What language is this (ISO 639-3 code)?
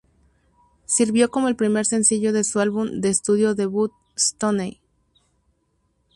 spa